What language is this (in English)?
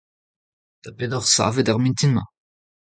Breton